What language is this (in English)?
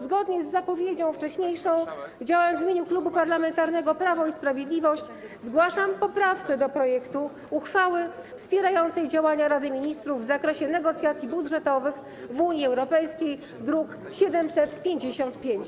Polish